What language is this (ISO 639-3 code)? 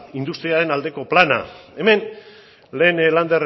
eus